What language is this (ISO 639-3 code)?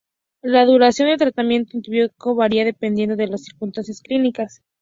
spa